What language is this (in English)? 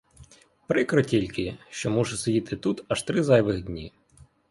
Ukrainian